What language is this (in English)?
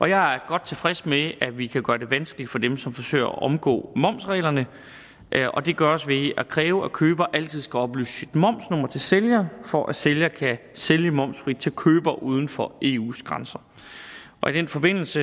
Danish